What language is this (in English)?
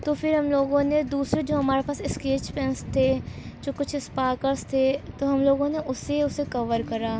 Urdu